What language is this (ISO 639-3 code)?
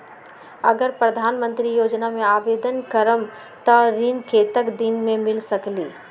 mag